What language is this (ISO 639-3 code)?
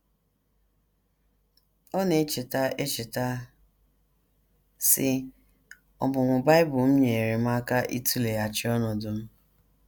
ibo